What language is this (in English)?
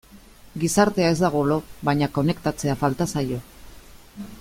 Basque